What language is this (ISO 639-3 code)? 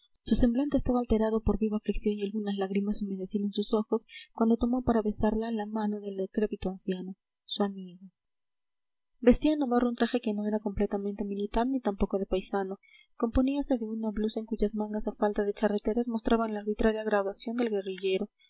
spa